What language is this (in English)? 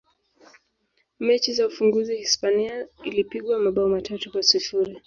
Swahili